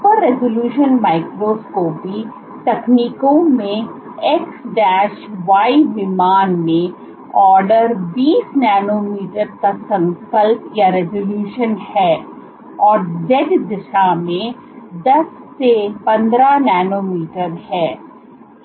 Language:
Hindi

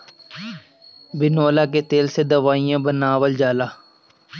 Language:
Bhojpuri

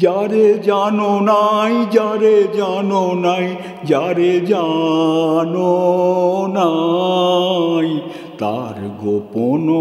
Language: Romanian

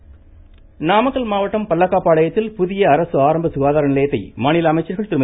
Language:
Tamil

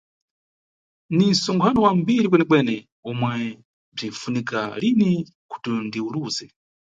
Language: Nyungwe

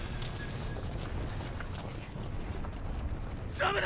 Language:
Japanese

